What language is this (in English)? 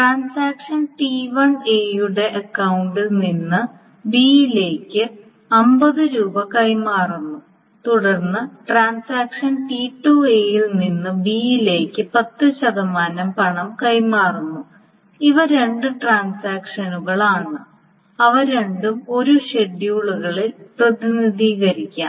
Malayalam